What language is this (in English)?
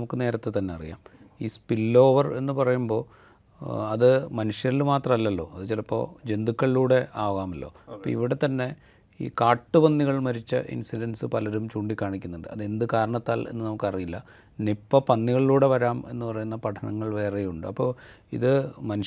Malayalam